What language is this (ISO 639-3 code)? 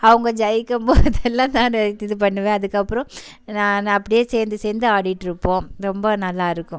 tam